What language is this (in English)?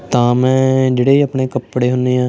Punjabi